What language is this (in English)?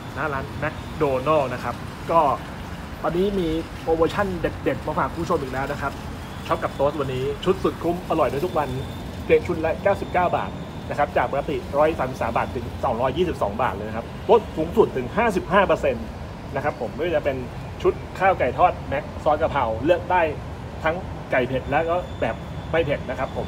Thai